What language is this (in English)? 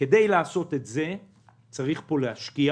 Hebrew